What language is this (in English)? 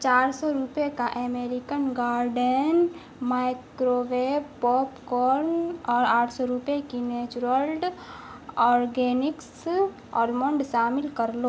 Urdu